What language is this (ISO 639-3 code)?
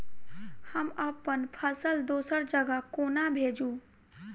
mai